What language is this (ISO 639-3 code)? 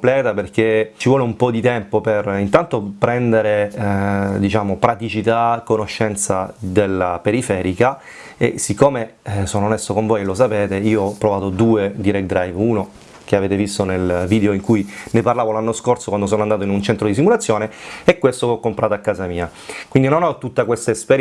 ita